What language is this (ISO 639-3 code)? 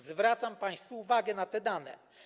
pol